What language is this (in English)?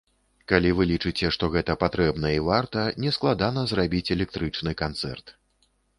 Belarusian